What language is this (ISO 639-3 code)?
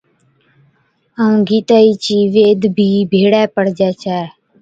odk